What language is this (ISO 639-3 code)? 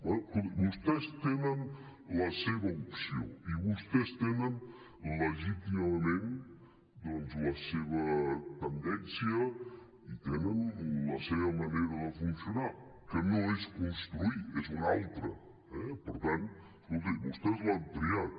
cat